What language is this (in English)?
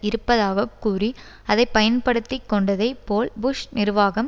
Tamil